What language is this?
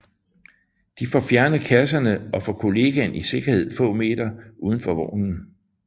Danish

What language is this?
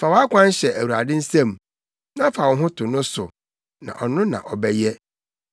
Akan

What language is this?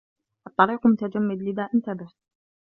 Arabic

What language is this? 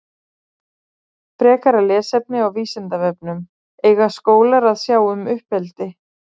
Icelandic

